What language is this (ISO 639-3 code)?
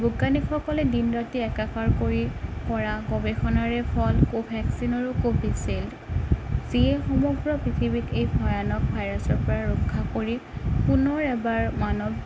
asm